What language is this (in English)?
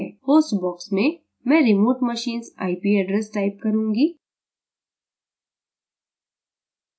Hindi